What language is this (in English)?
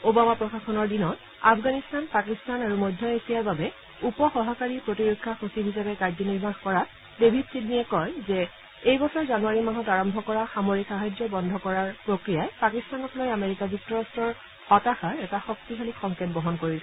Assamese